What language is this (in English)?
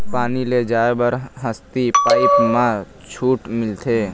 Chhattisgarhi